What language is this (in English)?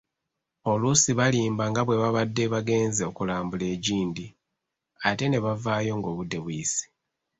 Ganda